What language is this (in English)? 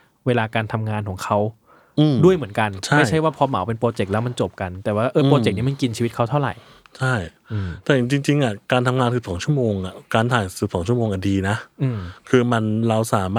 Thai